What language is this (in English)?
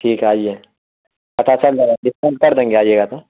Urdu